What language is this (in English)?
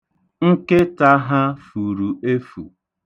Igbo